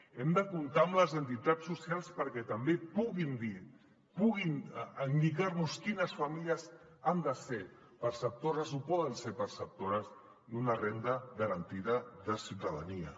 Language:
Catalan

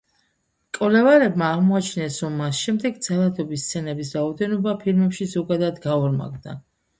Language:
Georgian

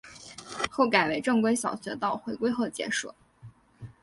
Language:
Chinese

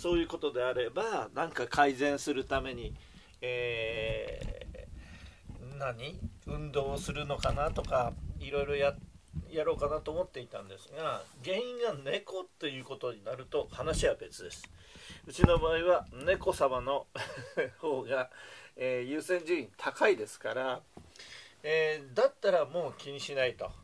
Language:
Japanese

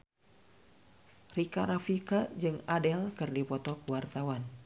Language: Sundanese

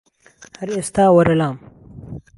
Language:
Central Kurdish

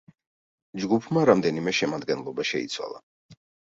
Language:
Georgian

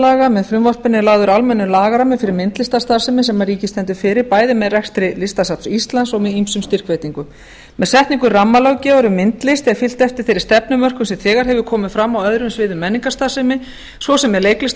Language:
Icelandic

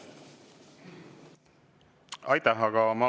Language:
Estonian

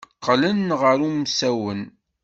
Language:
Kabyle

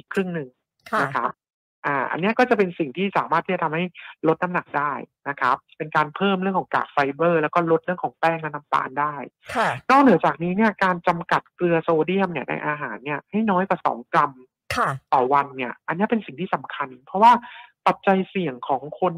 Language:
Thai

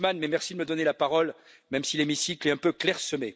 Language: French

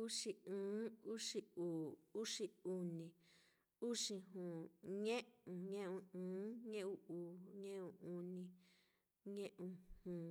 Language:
Mitlatongo Mixtec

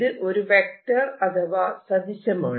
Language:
Malayalam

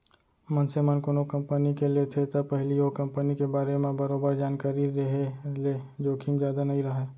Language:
Chhattisgarhi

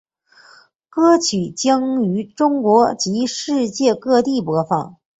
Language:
Chinese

